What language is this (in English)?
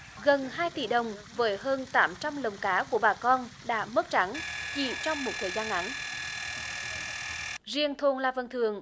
Vietnamese